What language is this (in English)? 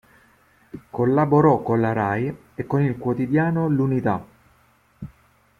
Italian